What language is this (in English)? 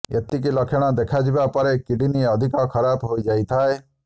Odia